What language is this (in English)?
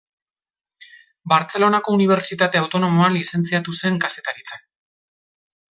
Basque